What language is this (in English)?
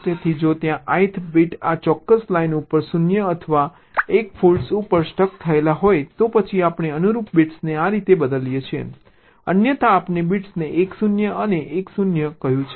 Gujarati